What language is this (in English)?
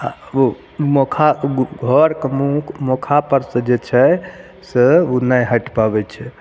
Maithili